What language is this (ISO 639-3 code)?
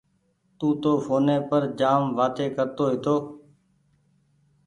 gig